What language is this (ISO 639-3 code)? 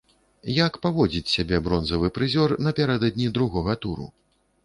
bel